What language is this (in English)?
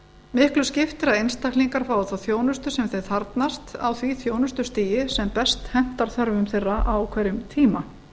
Icelandic